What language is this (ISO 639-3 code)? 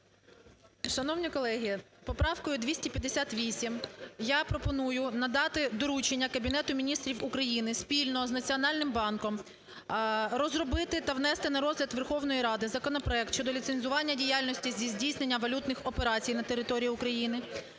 ukr